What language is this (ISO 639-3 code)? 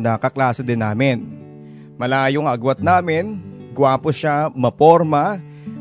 fil